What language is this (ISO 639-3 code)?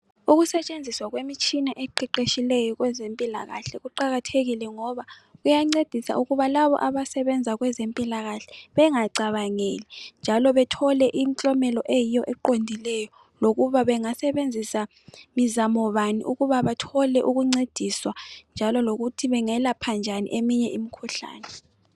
nde